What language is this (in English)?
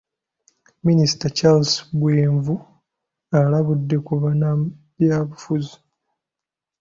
Ganda